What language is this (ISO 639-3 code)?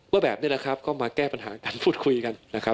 tha